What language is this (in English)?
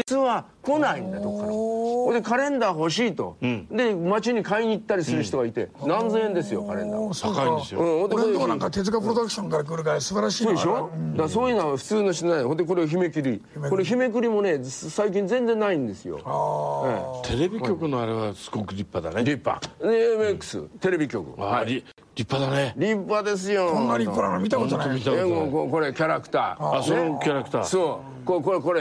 Japanese